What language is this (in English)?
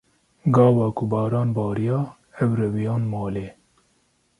Kurdish